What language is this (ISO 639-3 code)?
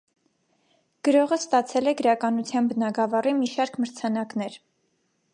hye